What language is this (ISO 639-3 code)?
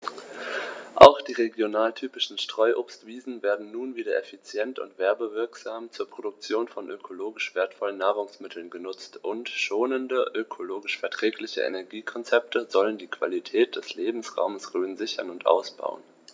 deu